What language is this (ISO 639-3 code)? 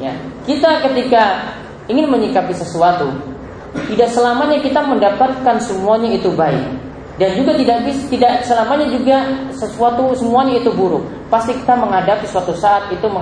ind